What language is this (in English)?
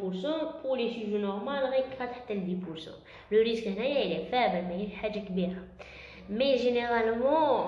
French